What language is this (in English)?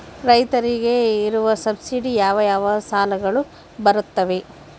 Kannada